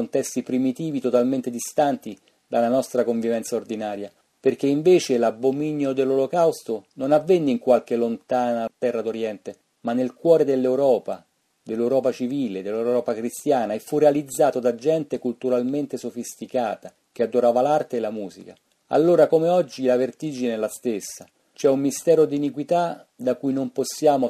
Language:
Italian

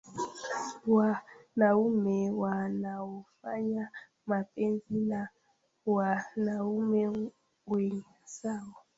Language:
Swahili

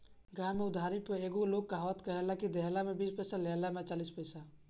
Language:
Bhojpuri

